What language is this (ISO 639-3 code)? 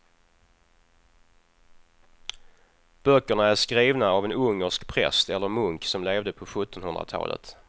swe